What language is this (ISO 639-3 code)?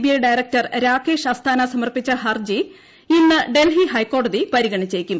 mal